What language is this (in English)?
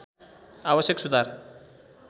Nepali